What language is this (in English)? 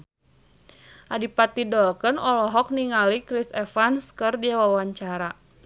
Sundanese